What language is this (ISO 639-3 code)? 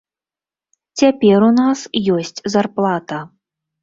bel